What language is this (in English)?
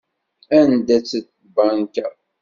Kabyle